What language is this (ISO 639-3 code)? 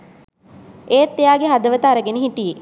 sin